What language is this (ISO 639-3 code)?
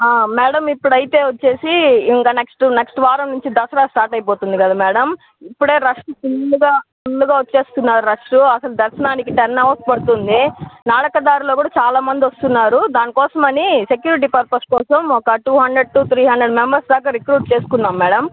tel